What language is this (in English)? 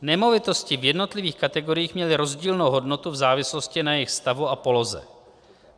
Czech